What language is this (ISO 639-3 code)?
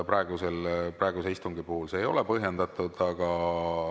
est